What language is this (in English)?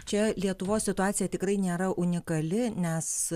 Lithuanian